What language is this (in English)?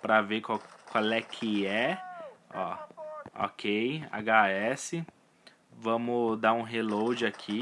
Portuguese